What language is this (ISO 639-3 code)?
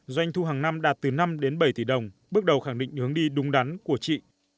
vie